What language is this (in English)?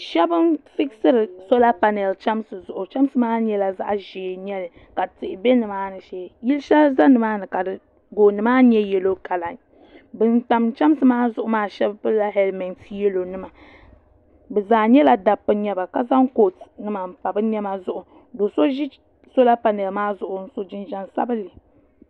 Dagbani